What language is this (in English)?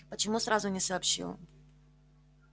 Russian